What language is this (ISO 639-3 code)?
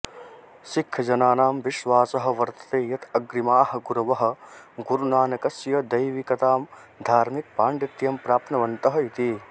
san